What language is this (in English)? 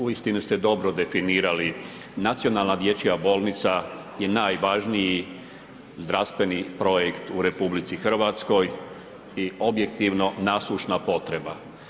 Croatian